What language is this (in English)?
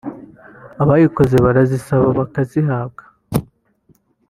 Kinyarwanda